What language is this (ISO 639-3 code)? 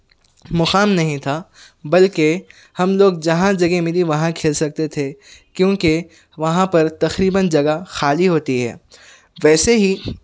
urd